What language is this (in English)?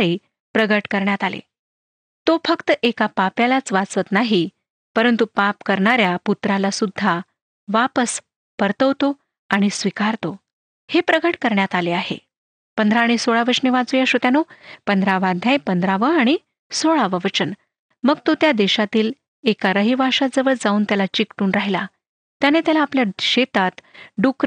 Marathi